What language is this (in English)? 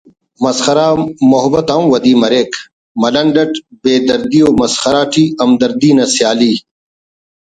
Brahui